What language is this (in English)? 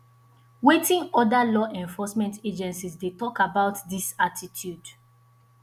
Nigerian Pidgin